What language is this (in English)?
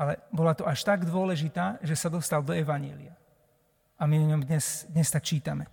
Slovak